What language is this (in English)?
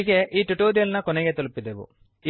Kannada